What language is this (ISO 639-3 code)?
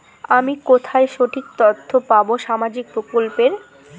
ben